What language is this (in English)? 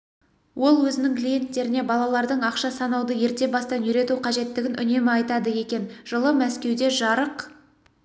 Kazakh